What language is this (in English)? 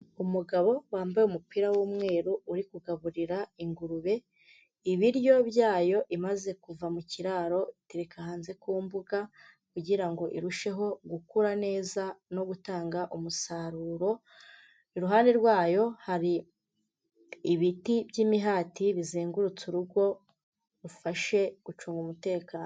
Kinyarwanda